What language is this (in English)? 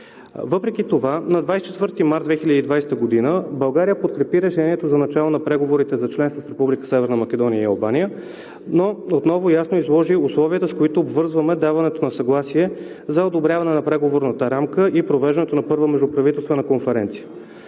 Bulgarian